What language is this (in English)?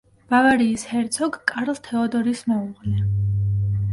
Georgian